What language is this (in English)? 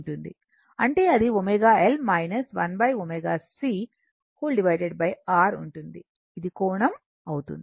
Telugu